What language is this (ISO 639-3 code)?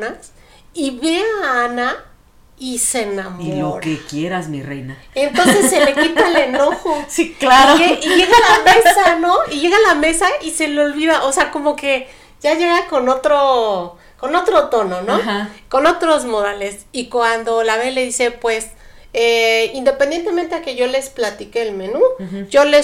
spa